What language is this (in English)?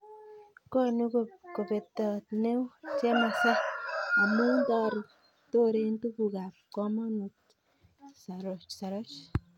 Kalenjin